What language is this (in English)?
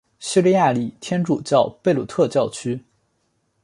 Chinese